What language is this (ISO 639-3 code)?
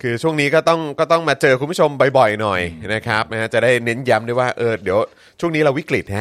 tha